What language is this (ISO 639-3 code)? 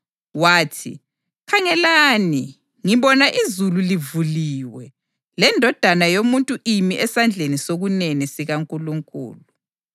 nde